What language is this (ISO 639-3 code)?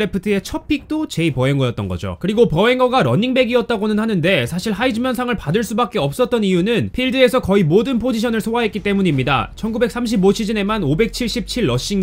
kor